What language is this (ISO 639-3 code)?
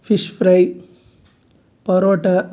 tel